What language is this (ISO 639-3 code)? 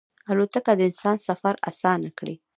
pus